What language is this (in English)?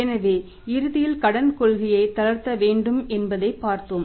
Tamil